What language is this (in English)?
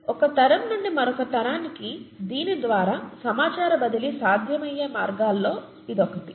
Telugu